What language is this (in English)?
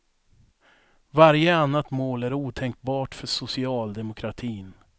Swedish